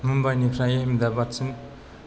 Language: Bodo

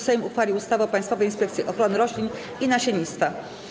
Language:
Polish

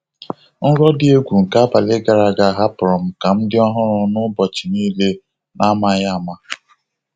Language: Igbo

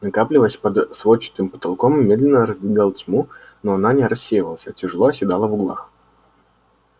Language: Russian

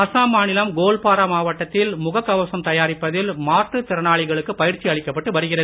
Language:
Tamil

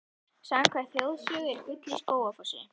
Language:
Icelandic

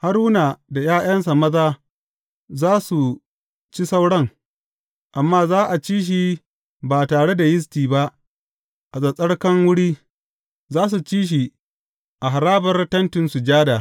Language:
Hausa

